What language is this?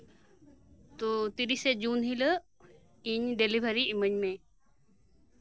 Santali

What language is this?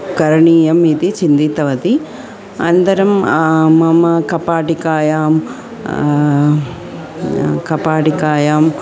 Sanskrit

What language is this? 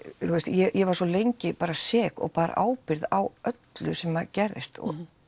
Icelandic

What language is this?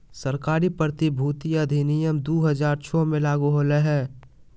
Magahi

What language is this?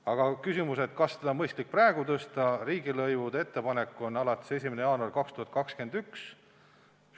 Estonian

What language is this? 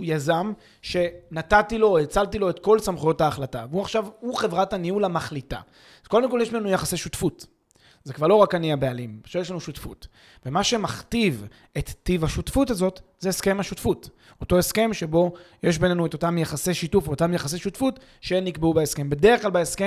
Hebrew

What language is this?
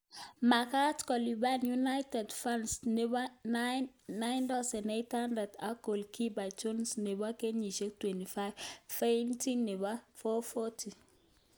Kalenjin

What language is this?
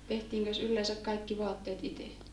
Finnish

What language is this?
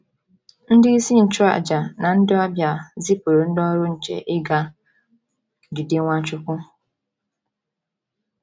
Igbo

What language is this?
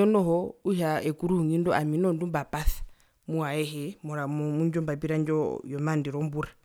Herero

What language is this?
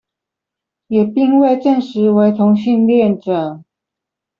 Chinese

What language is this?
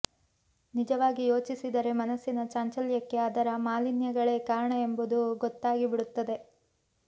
Kannada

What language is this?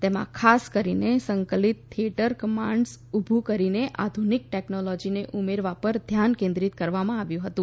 Gujarati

